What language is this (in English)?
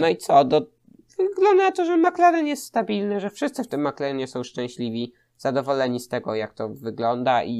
Polish